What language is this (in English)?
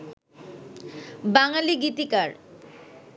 Bangla